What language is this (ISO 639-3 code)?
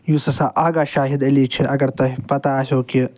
kas